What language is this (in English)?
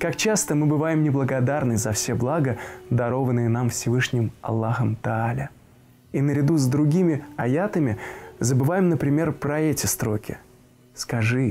Russian